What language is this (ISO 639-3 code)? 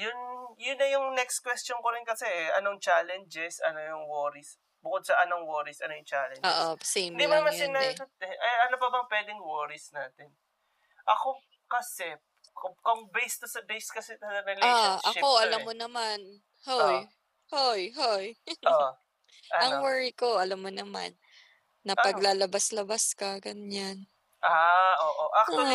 fil